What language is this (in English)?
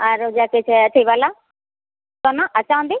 Maithili